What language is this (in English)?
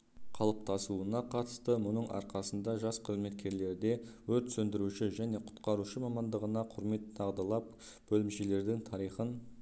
Kazakh